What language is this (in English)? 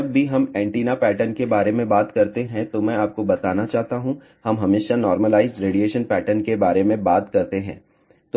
Hindi